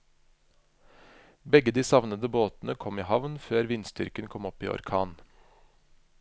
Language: Norwegian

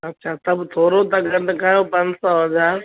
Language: Sindhi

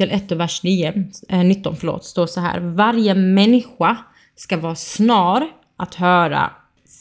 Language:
Swedish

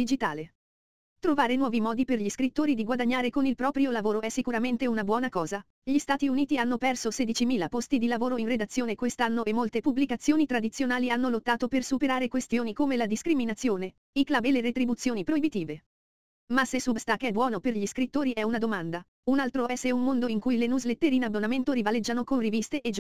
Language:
Italian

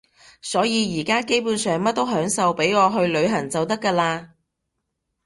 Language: Cantonese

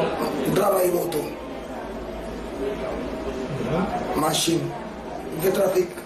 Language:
Romanian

